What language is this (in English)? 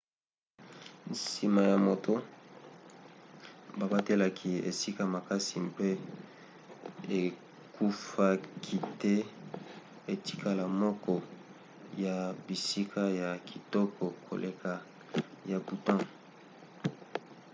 Lingala